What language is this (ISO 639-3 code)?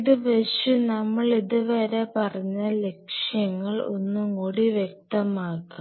mal